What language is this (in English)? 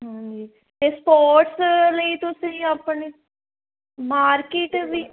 Punjabi